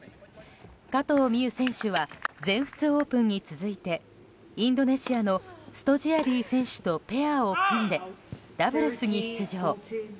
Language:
Japanese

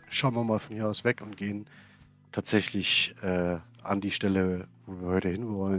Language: German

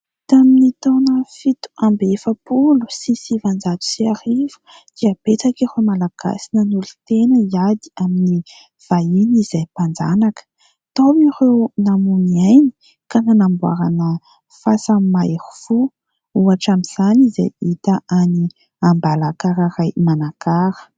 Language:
Malagasy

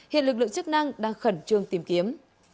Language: Vietnamese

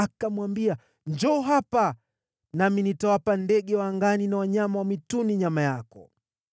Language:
Swahili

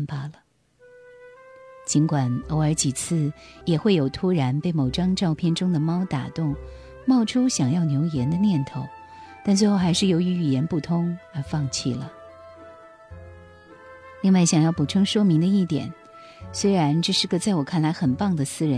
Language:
Chinese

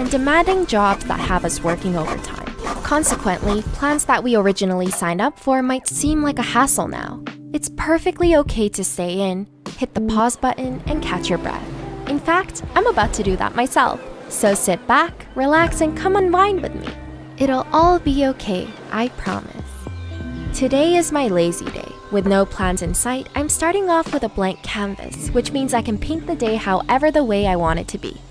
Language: English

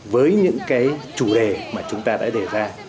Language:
Vietnamese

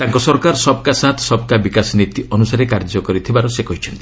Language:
Odia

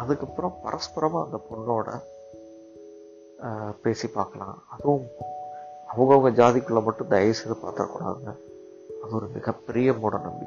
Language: Tamil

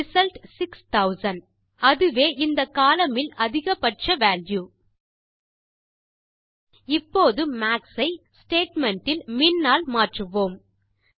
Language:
Tamil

